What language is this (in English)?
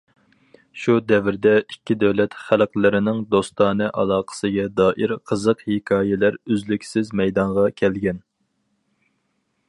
Uyghur